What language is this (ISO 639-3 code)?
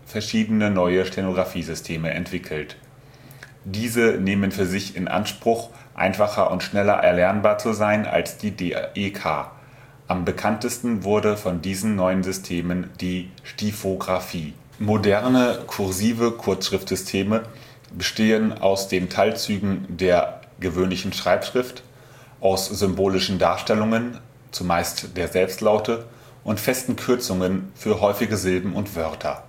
deu